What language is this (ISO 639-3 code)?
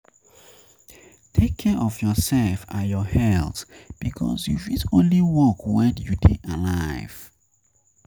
pcm